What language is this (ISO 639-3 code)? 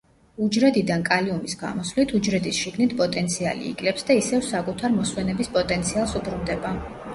kat